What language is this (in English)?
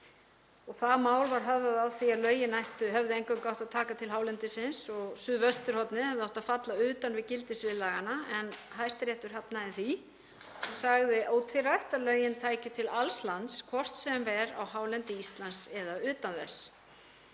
Icelandic